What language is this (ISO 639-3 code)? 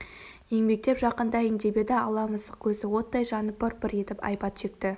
kaz